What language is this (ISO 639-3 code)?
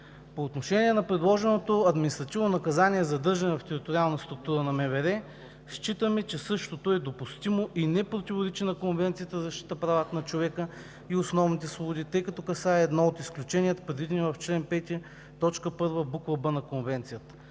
bul